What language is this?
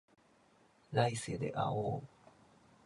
Japanese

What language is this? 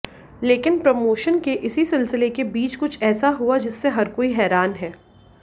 Hindi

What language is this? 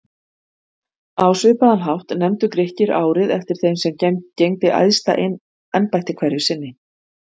Icelandic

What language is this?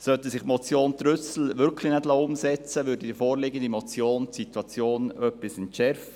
Swiss German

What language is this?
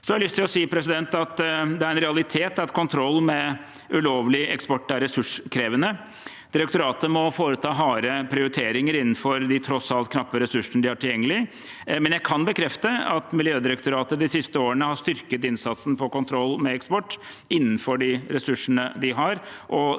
Norwegian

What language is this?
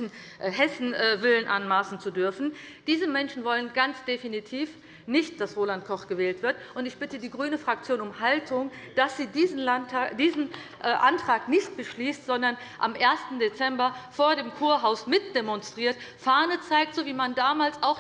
German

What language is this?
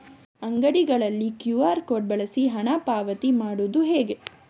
Kannada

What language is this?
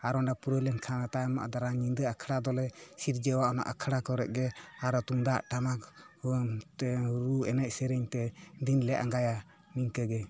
Santali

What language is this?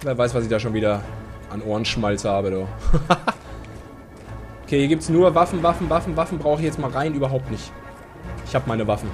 German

